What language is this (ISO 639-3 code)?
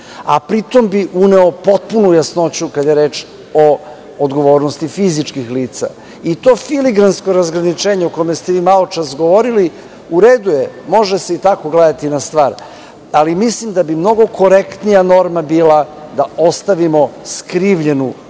srp